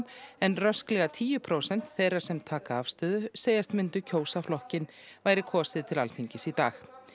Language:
Icelandic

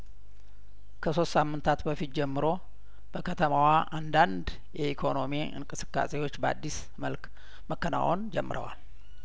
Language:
Amharic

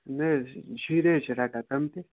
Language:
Kashmiri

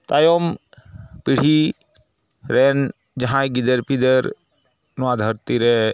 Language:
Santali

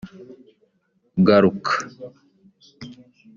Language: Kinyarwanda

